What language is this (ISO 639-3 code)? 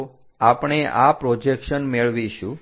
guj